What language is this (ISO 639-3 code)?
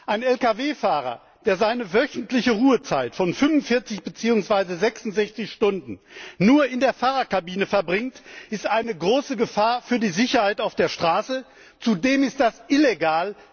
deu